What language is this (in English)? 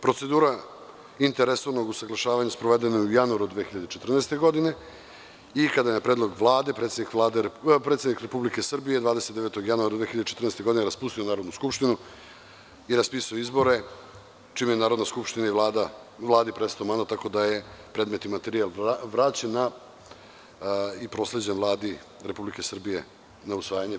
Serbian